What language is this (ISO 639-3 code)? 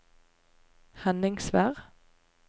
nor